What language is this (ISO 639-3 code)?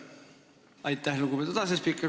est